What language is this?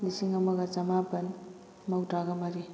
Manipuri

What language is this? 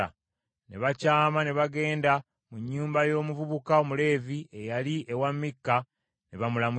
Ganda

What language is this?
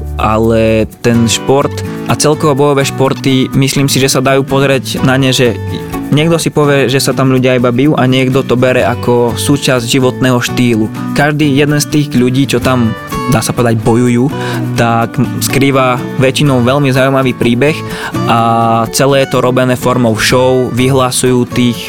Slovak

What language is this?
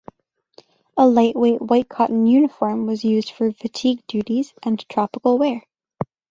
English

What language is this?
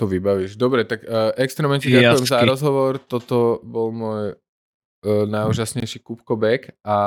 Slovak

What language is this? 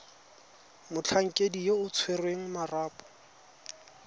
Tswana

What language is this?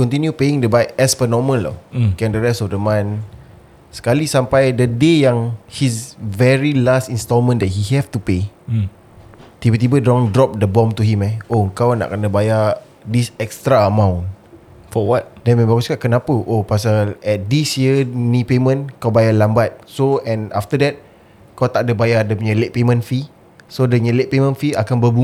Malay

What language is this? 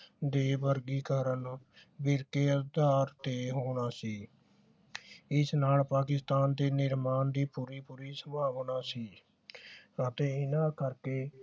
Punjabi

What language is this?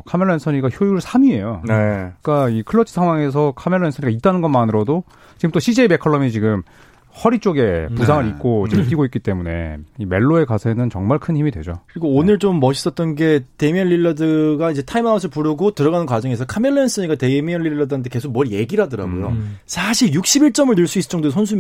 Korean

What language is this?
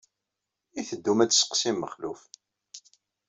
Kabyle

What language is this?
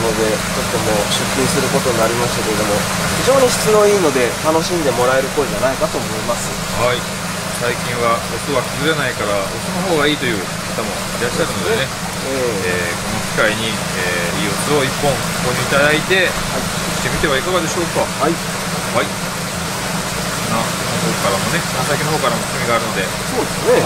Japanese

